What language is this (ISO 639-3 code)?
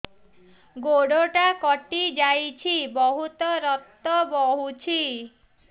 ori